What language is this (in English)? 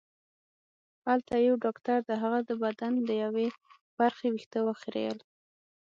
Pashto